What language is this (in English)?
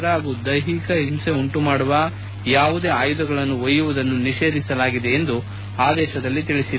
Kannada